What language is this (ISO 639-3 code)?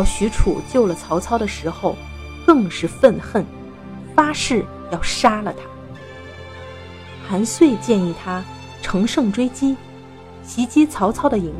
zho